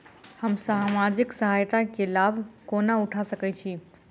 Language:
Maithili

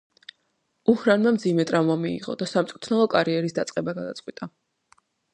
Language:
Georgian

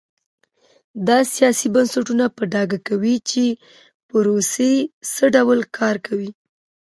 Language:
Pashto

